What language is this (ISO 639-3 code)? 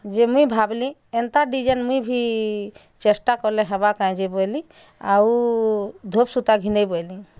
ori